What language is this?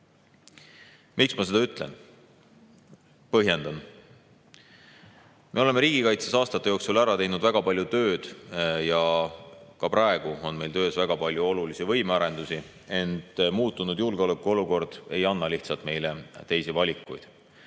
Estonian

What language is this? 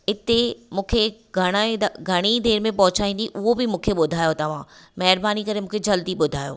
Sindhi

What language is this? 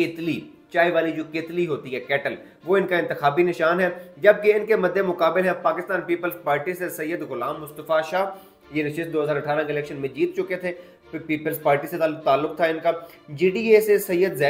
Hindi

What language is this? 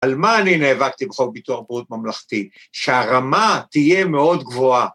Hebrew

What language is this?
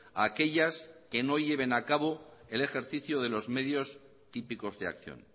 Spanish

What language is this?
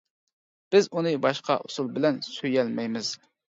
Uyghur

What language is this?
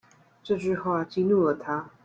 Chinese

